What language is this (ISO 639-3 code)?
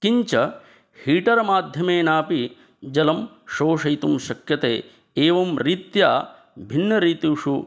san